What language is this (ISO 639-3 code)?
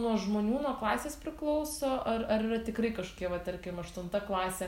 lit